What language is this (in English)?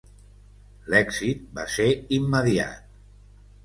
Catalan